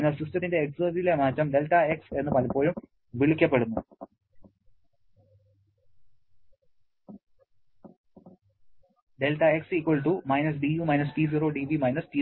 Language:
Malayalam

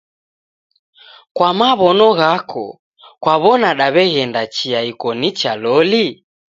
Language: Taita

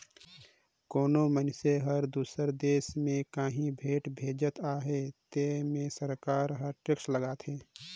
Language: Chhattisgarhi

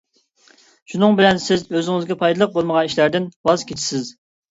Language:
Uyghur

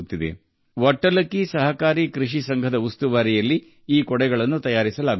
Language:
Kannada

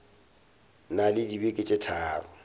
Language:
Northern Sotho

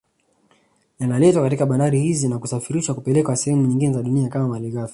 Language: Swahili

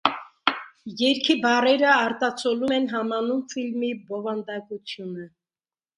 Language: Armenian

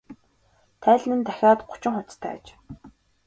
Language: Mongolian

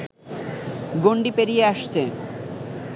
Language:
Bangla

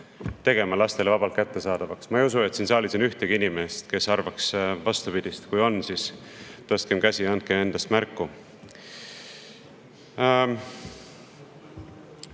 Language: Estonian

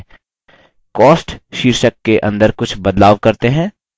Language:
Hindi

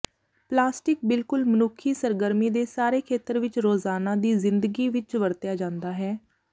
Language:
Punjabi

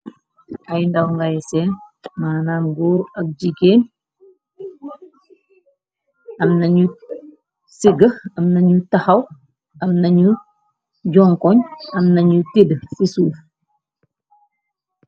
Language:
Wolof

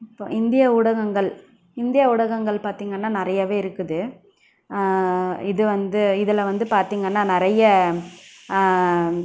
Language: Tamil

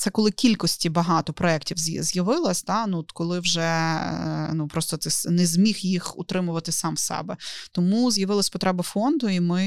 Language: Ukrainian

